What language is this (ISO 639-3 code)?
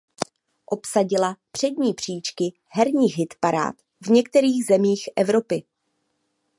ces